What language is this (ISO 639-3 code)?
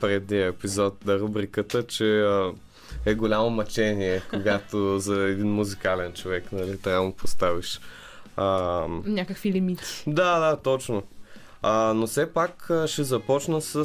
bul